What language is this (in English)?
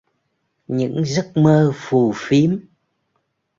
Vietnamese